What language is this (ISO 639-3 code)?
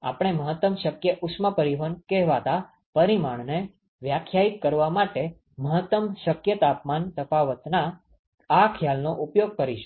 guj